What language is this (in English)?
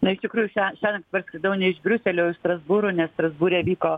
Lithuanian